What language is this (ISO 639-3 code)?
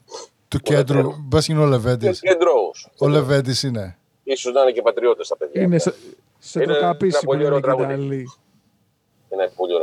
ell